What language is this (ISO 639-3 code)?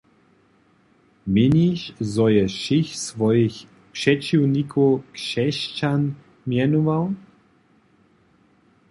hsb